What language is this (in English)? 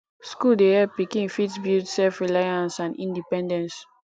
Nigerian Pidgin